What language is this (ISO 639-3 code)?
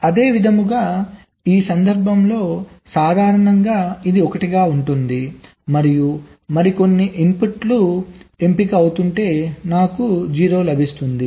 tel